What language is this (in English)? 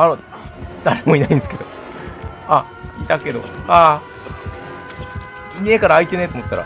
Japanese